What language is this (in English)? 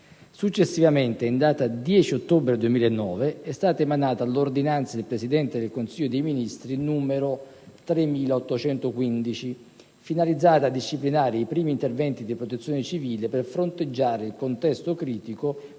Italian